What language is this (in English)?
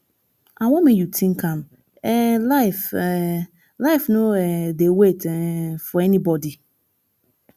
Nigerian Pidgin